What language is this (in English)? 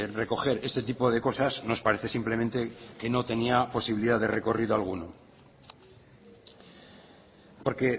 Spanish